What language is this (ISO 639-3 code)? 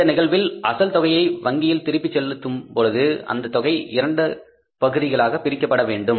tam